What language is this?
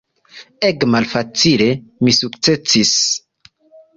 Esperanto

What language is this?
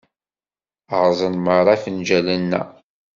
Kabyle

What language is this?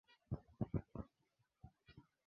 Swahili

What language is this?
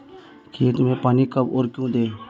Hindi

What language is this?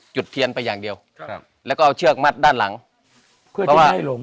Thai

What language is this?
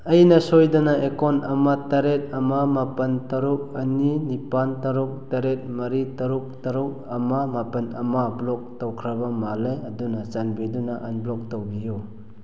Manipuri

